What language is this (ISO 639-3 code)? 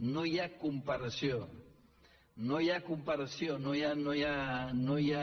cat